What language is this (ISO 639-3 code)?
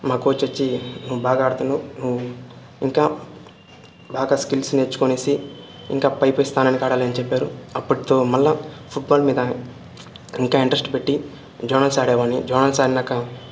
tel